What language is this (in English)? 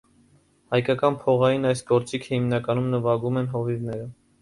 Armenian